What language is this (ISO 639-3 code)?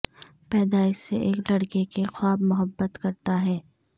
urd